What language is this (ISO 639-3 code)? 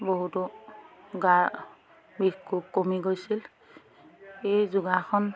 asm